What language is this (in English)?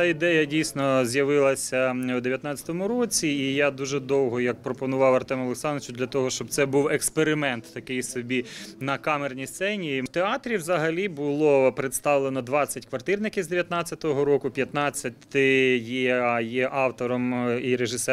Ukrainian